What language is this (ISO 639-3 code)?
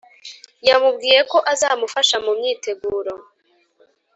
kin